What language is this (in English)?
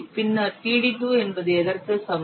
Tamil